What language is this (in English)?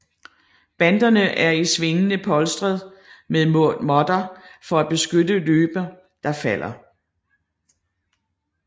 Danish